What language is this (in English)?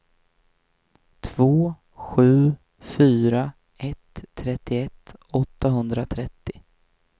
Swedish